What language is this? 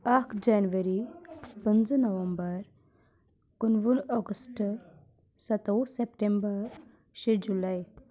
Kashmiri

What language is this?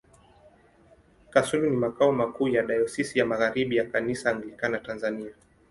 Swahili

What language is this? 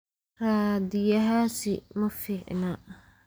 Somali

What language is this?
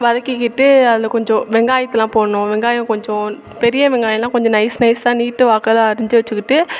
Tamil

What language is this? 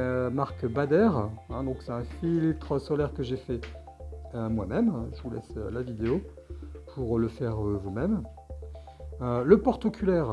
French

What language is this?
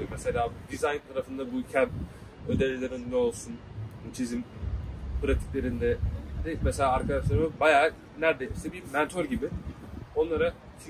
Turkish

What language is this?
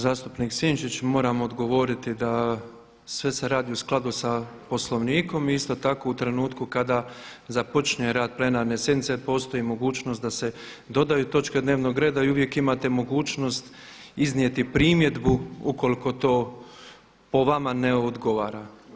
Croatian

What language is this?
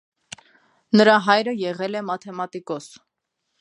Armenian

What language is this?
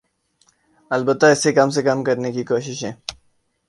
Urdu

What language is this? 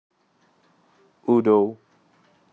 Russian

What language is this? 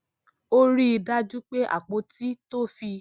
Yoruba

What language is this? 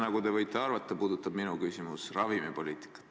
Estonian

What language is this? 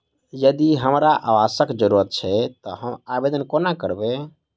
Maithili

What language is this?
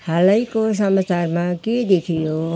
Nepali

